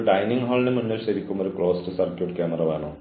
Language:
Malayalam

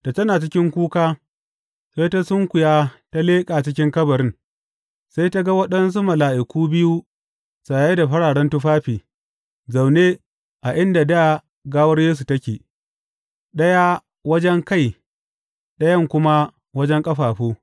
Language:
Hausa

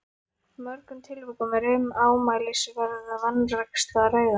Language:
Icelandic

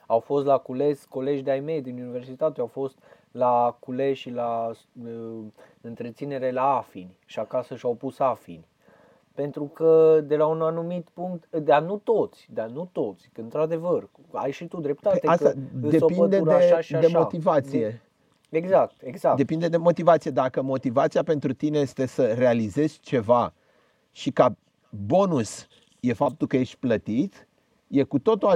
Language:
Romanian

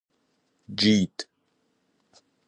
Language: Persian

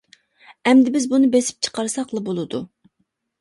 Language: Uyghur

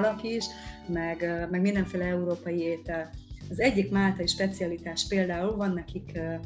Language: Hungarian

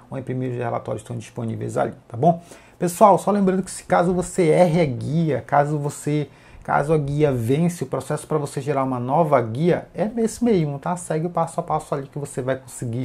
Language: Portuguese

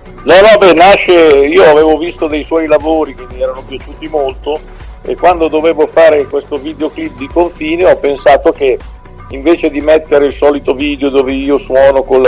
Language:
Italian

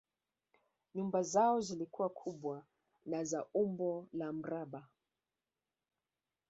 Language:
Swahili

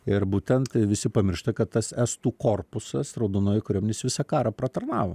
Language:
Lithuanian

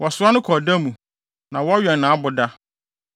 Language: Akan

